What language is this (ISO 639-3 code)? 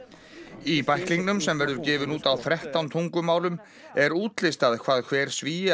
isl